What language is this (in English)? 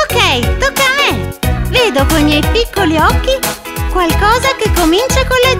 Italian